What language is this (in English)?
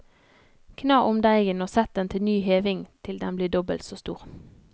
Norwegian